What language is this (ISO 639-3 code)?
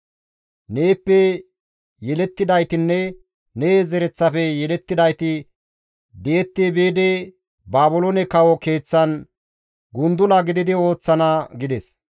gmv